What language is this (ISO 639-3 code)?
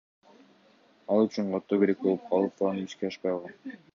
kir